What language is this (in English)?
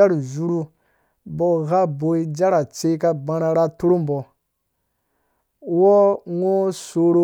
Dũya